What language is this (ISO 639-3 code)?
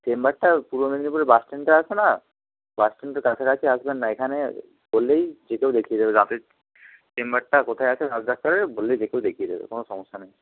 ben